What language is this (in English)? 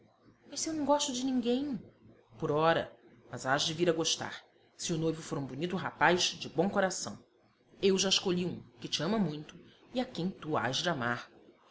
Portuguese